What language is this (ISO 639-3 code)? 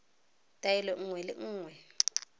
tsn